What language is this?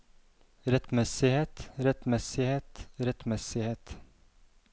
Norwegian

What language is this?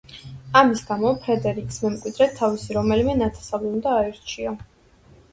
Georgian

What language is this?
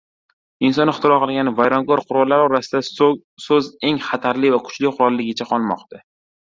Uzbek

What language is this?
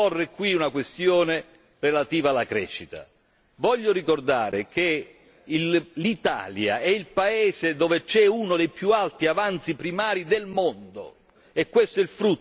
Italian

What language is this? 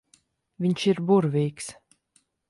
Latvian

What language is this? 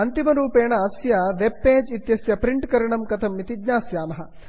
Sanskrit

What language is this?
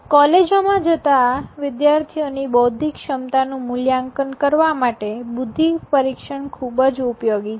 Gujarati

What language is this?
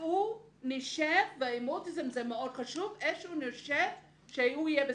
Hebrew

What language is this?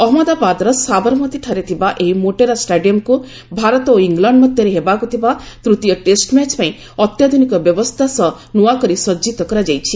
Odia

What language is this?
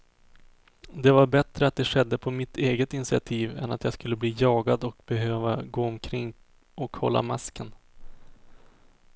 Swedish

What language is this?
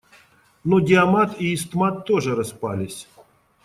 Russian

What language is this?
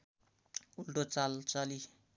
Nepali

